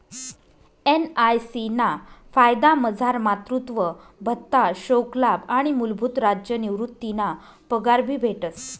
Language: Marathi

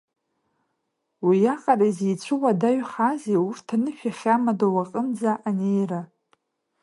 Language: Abkhazian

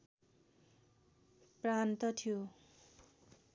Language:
Nepali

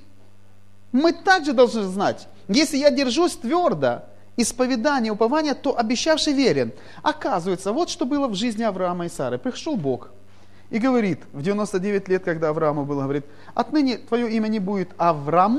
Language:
Russian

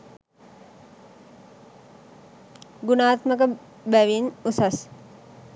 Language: Sinhala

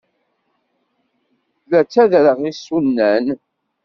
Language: Kabyle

